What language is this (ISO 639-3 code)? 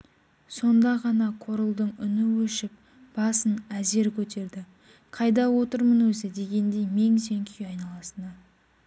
kaz